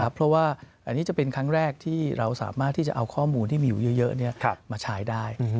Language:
Thai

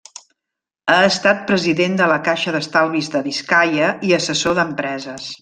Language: Catalan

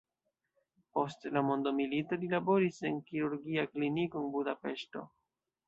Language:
Esperanto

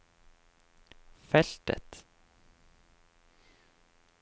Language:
Norwegian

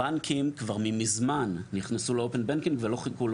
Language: Hebrew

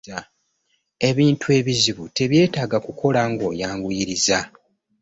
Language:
Ganda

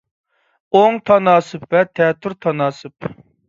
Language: Uyghur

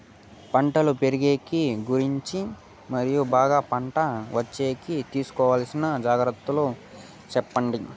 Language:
Telugu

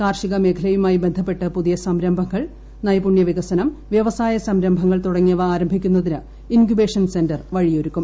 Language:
Malayalam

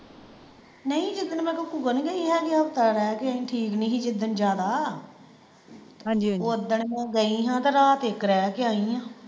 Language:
Punjabi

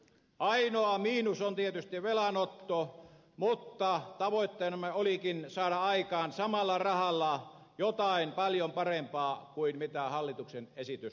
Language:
Finnish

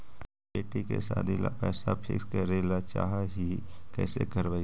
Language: Magahi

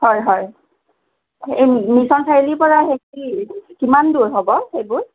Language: Assamese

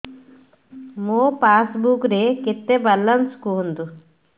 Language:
Odia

